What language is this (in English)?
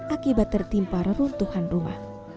Indonesian